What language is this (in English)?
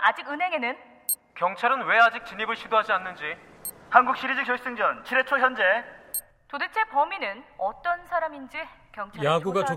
Korean